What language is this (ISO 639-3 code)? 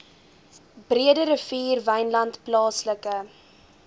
afr